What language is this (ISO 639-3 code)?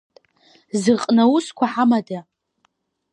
abk